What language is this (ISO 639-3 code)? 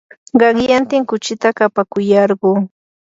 qur